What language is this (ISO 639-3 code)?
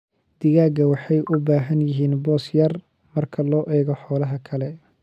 som